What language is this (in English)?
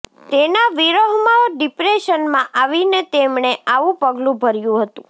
Gujarati